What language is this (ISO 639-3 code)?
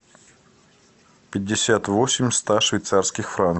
rus